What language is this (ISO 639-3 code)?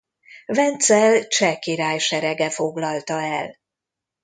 hun